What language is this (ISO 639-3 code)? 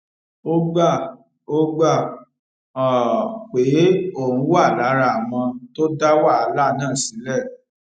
yor